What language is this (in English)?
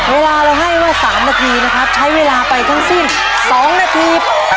Thai